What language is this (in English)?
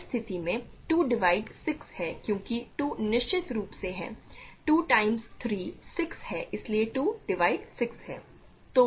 Hindi